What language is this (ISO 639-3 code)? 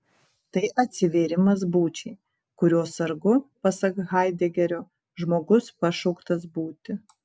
lit